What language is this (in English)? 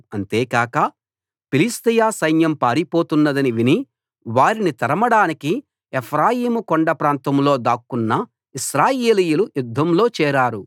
Telugu